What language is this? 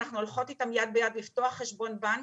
Hebrew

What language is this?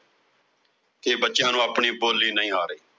Punjabi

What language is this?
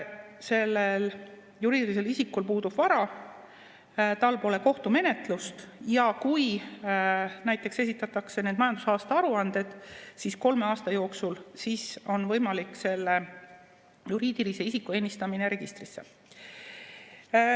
Estonian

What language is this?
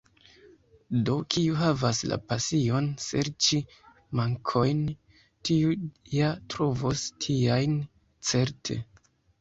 Esperanto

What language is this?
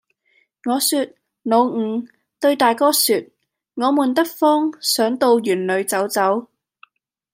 Cantonese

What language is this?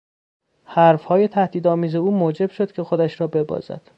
Persian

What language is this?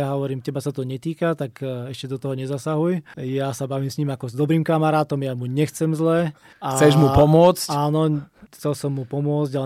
Slovak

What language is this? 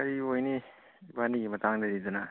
Manipuri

